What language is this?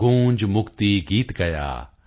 Punjabi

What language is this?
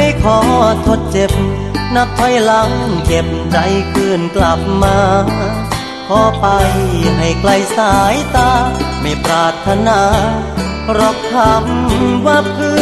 Thai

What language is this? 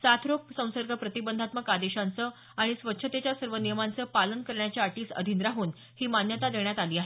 Marathi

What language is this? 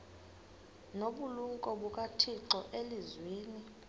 Xhosa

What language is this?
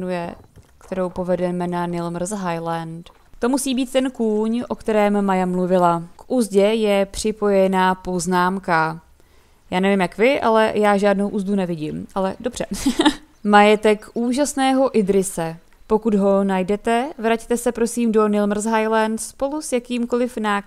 Czech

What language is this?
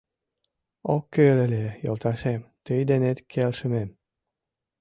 Mari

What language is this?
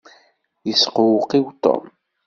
Kabyle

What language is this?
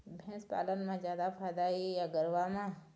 Chhattisgarhi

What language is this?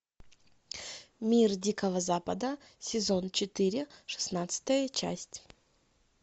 Russian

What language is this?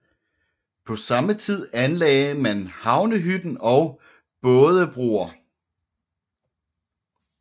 Danish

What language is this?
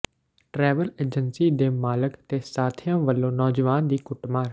Punjabi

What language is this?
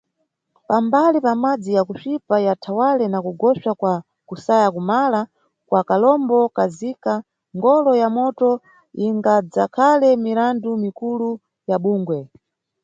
Nyungwe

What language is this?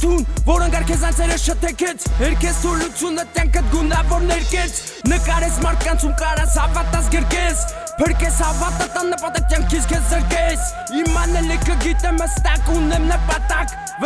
Armenian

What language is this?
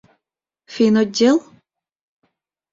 Mari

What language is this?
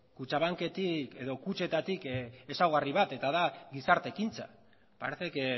Basque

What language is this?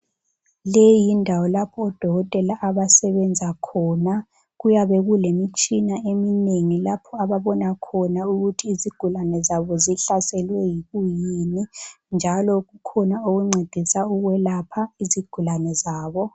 North Ndebele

